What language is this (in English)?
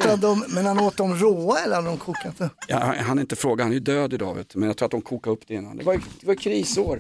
Swedish